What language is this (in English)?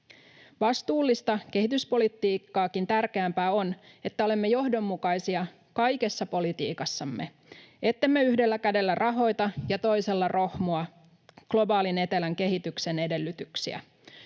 Finnish